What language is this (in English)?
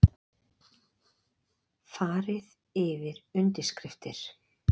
Icelandic